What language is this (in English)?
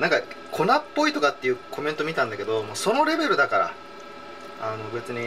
Japanese